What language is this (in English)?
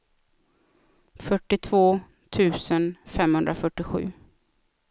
Swedish